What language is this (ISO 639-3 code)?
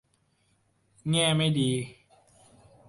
tha